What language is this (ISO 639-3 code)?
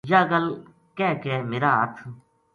gju